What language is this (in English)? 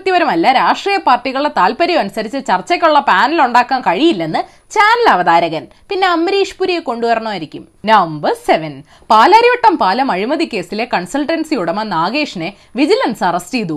Malayalam